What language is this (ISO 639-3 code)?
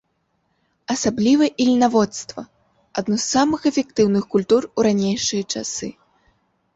bel